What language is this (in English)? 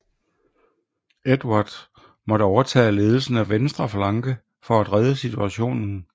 Danish